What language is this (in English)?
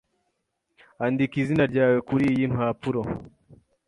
Kinyarwanda